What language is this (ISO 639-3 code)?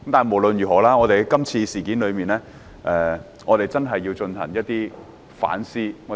yue